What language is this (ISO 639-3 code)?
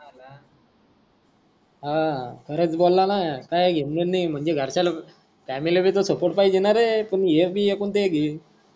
mar